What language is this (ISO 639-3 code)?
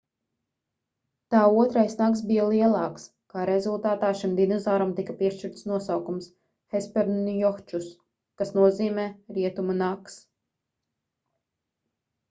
lav